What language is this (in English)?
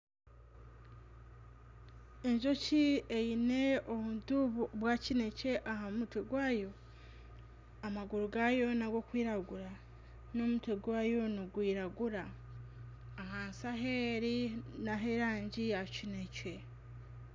Nyankole